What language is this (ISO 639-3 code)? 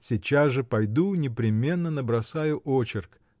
rus